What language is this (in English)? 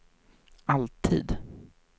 Swedish